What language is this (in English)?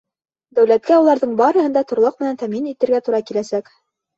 Bashkir